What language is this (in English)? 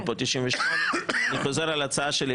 Hebrew